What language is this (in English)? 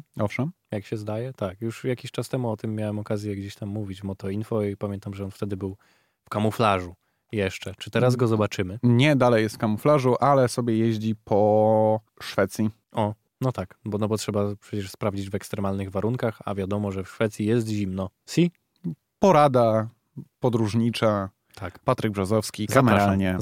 Polish